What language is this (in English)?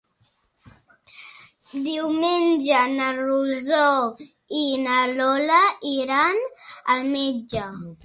Catalan